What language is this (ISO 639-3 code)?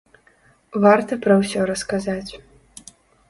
bel